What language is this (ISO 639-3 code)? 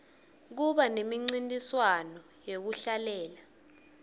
ssw